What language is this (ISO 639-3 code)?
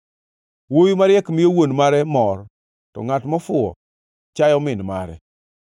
luo